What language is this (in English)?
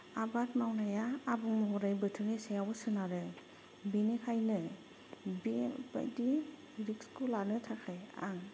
Bodo